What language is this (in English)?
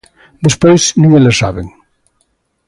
Galician